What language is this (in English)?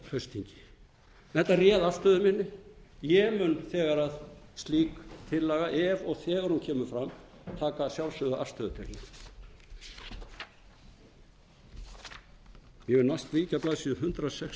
Icelandic